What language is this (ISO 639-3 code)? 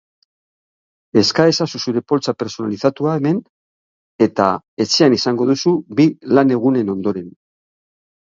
eus